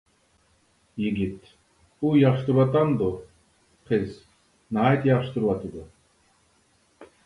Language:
Uyghur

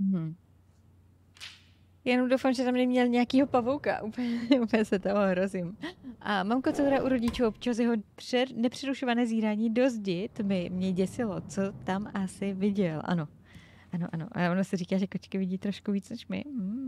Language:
Czech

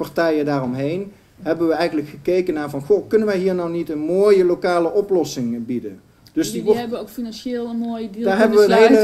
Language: Dutch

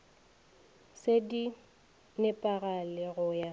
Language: Northern Sotho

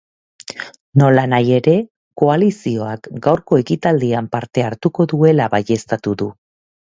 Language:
Basque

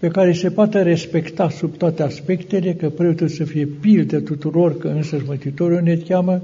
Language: Romanian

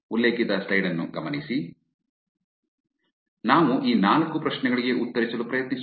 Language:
Kannada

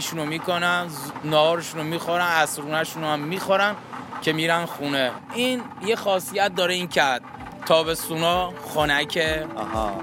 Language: Persian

